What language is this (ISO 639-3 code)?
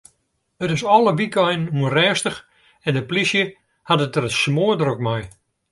fry